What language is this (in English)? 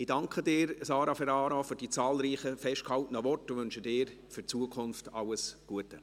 Swiss German